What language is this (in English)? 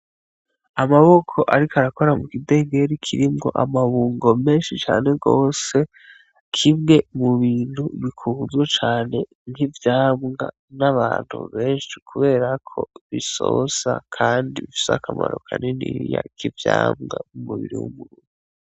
Rundi